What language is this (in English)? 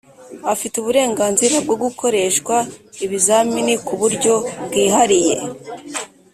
Kinyarwanda